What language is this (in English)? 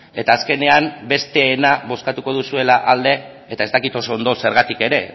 Basque